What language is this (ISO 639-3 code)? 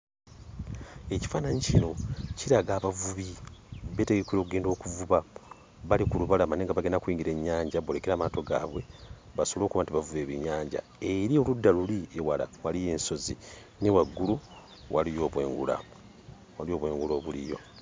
lug